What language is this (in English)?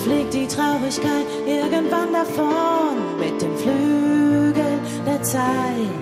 Dutch